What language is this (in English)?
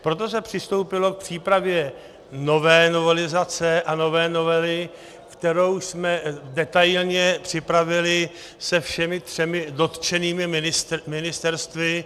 Czech